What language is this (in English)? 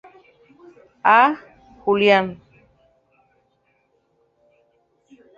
Spanish